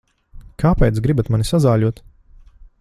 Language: Latvian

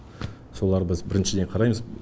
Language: Kazakh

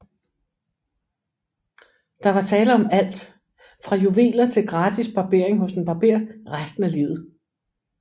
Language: Danish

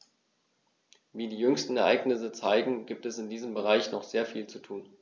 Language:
German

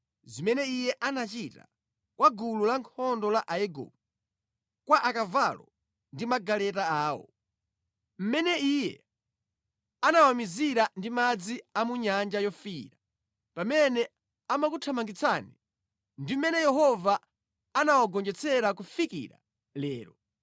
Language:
Nyanja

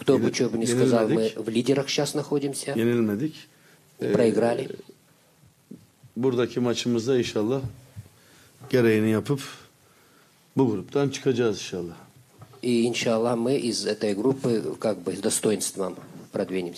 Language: Turkish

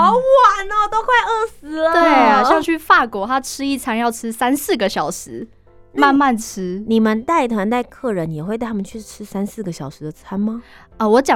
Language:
Chinese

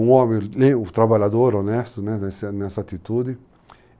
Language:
Portuguese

